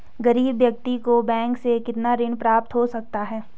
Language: Hindi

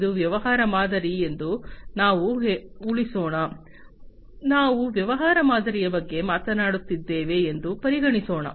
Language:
Kannada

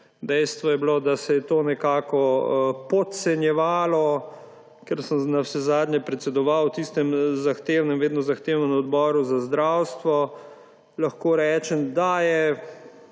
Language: Slovenian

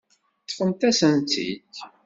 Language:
Kabyle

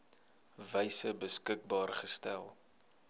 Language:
Afrikaans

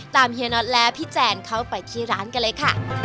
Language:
Thai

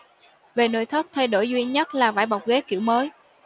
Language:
Vietnamese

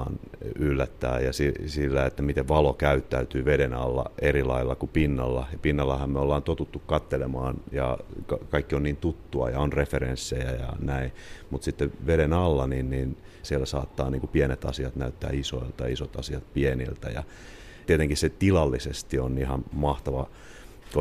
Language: Finnish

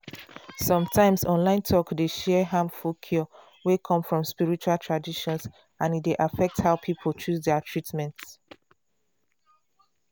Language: Nigerian Pidgin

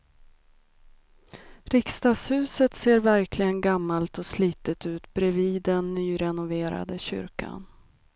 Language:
Swedish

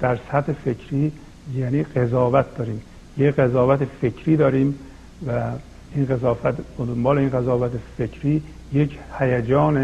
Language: Persian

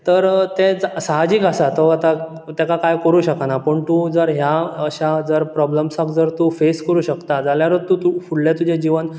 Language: Konkani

